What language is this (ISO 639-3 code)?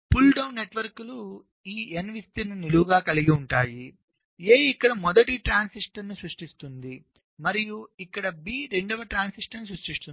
tel